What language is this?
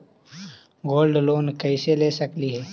Magahi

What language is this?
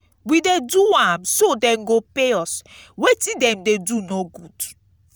Nigerian Pidgin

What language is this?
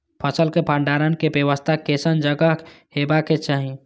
Maithili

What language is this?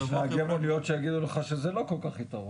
Hebrew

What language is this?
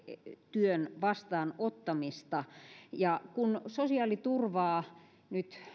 Finnish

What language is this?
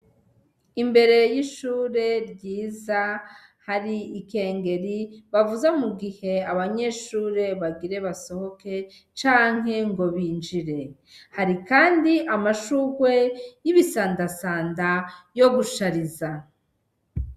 Rundi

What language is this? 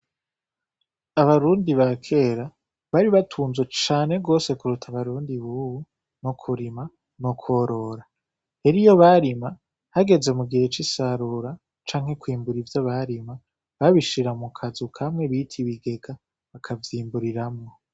Rundi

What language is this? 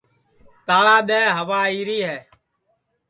Sansi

